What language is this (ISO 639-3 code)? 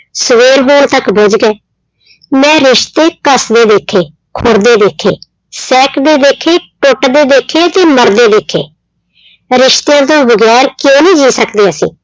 pan